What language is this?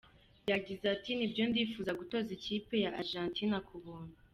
Kinyarwanda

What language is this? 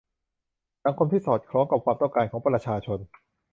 Thai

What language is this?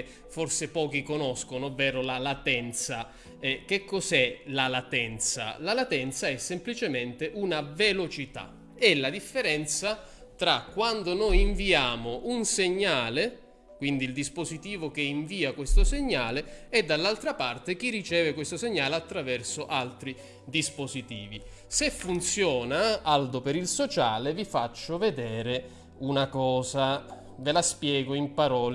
Italian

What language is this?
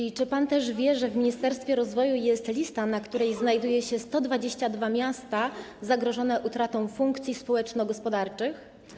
Polish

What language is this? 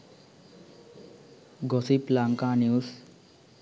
Sinhala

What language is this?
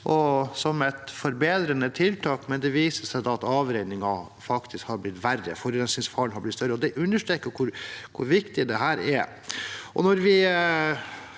Norwegian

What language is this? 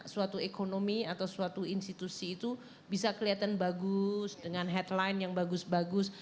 Indonesian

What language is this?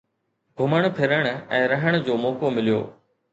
Sindhi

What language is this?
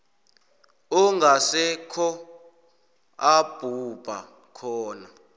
South Ndebele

